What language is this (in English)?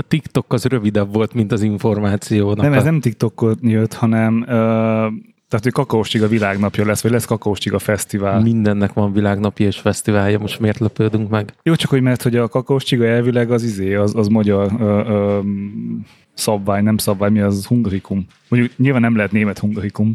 Hungarian